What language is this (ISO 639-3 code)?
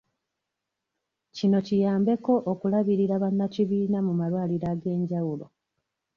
lug